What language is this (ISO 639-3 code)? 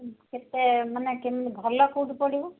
ori